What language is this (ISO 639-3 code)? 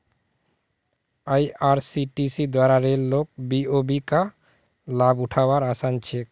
mag